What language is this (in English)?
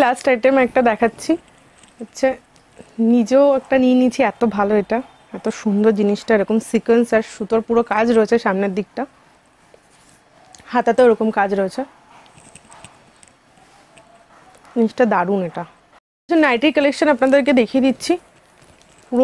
Bangla